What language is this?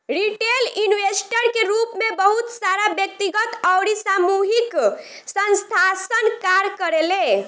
Bhojpuri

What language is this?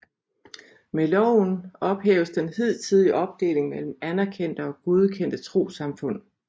Danish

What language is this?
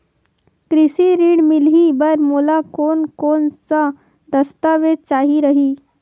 Chhattisgarhi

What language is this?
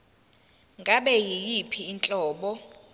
Zulu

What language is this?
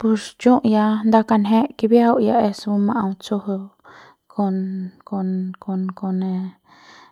Central Pame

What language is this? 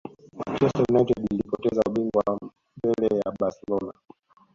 Swahili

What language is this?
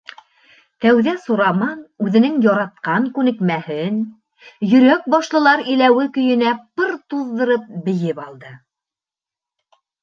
Bashkir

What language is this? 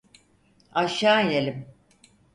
Turkish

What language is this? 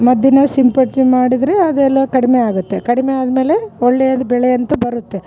Kannada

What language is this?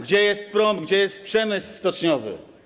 Polish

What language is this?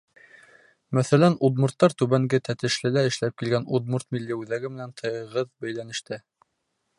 Bashkir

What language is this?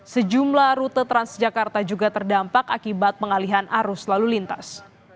Indonesian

